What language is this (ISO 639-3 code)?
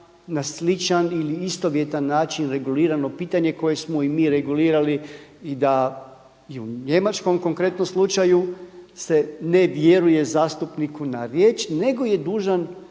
hrv